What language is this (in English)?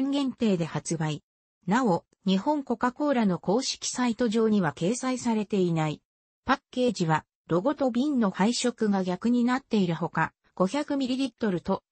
Japanese